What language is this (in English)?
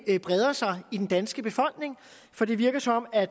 Danish